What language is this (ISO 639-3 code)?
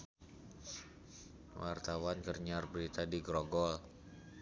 sun